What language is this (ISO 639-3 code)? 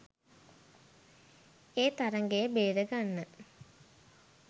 sin